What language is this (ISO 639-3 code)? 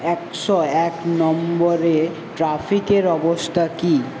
ben